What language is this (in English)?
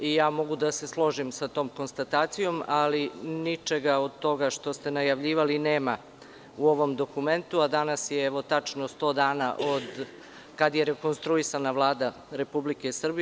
Serbian